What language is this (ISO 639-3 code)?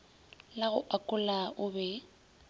nso